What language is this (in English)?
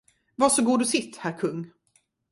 Swedish